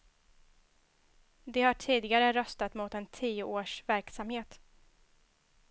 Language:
Swedish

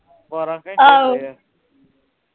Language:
Punjabi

